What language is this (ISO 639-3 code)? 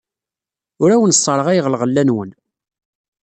kab